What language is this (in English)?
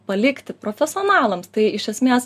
Lithuanian